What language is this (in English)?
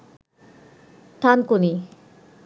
Bangla